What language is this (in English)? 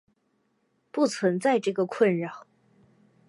Chinese